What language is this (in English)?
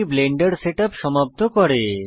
Bangla